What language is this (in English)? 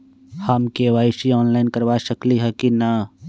Magahi